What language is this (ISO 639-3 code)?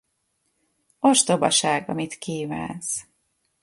hun